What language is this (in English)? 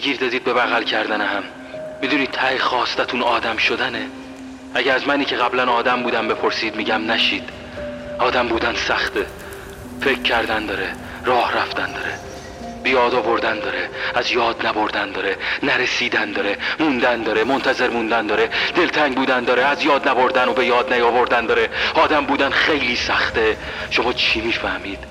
Persian